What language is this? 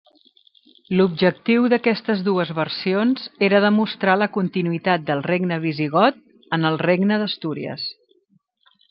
Catalan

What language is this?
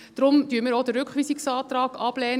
Swiss German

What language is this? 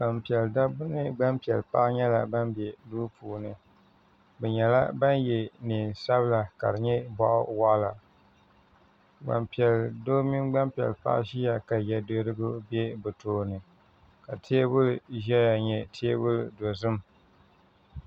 Dagbani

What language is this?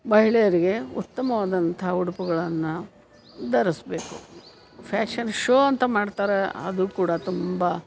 Kannada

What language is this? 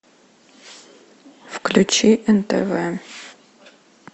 Russian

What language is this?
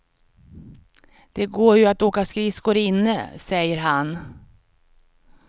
Swedish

